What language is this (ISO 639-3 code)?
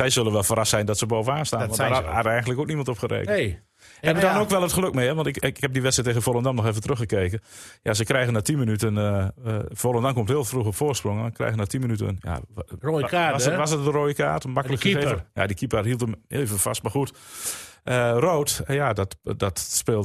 nld